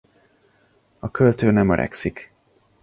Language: Hungarian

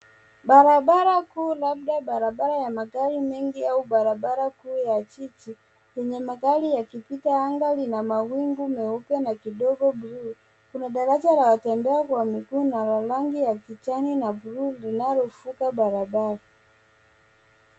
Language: Swahili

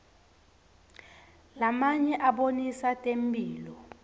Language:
Swati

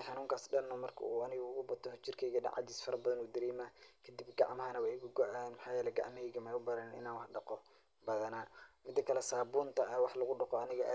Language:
Somali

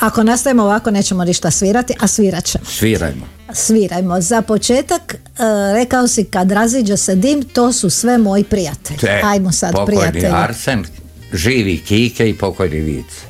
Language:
Croatian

